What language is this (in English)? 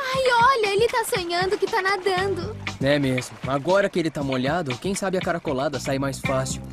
Portuguese